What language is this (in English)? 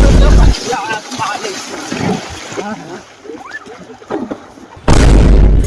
Hindi